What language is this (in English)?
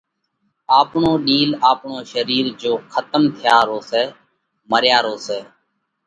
Parkari Koli